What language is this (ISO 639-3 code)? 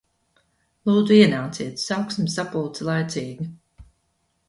lav